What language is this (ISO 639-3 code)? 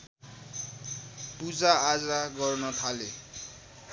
nep